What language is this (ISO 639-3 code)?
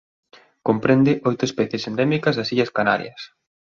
glg